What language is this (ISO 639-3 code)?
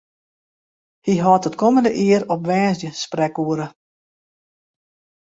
fry